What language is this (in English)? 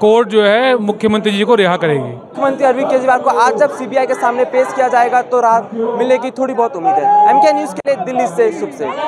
Hindi